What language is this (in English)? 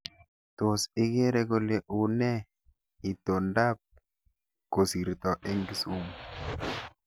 Kalenjin